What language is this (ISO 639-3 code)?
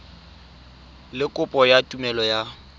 tsn